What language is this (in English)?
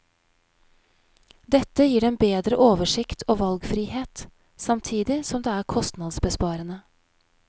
Norwegian